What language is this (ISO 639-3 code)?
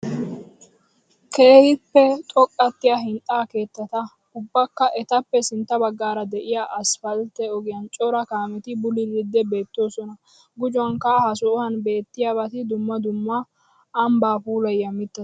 wal